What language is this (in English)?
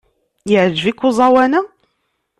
Kabyle